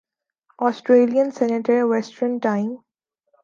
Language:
Urdu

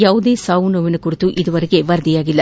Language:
Kannada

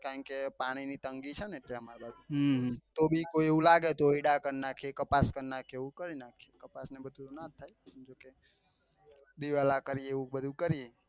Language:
Gujarati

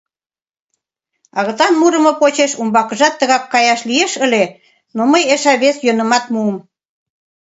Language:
Mari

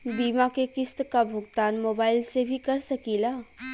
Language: Bhojpuri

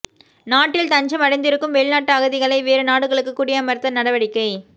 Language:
Tamil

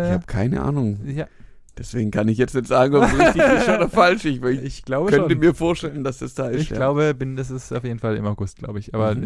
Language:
German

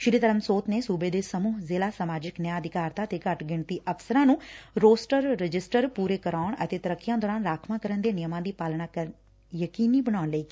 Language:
Punjabi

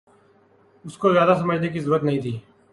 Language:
Urdu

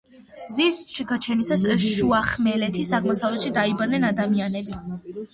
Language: Georgian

